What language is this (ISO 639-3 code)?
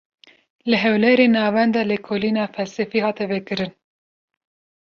kur